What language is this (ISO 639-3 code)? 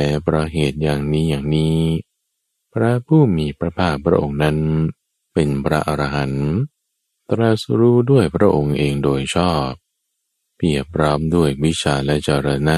tha